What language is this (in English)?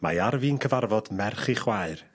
Welsh